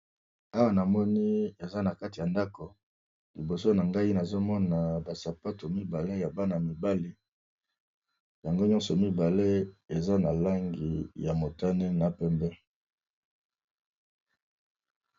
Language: Lingala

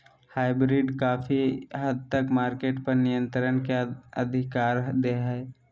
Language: Magahi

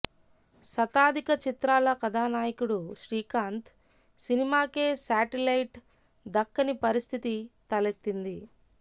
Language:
Telugu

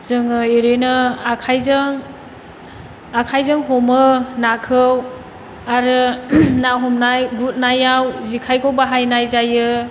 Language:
Bodo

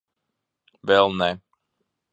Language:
Latvian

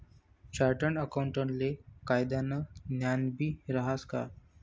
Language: Marathi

